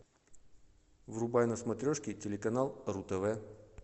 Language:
Russian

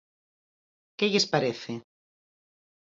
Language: Galician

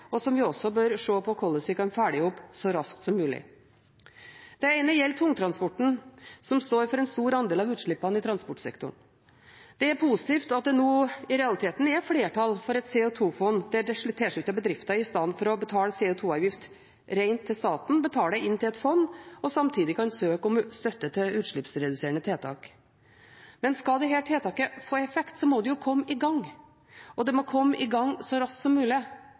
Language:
Norwegian Bokmål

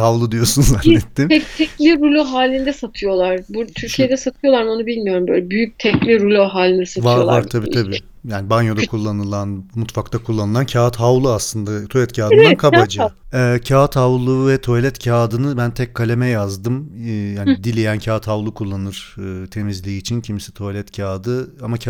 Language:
Turkish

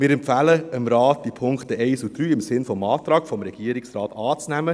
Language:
Swiss German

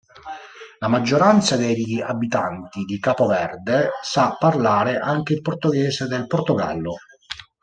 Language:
Italian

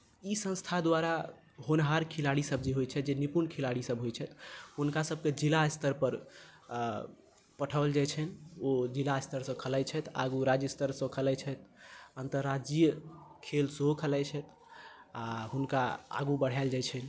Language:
Maithili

